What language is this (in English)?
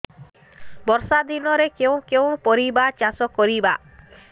Odia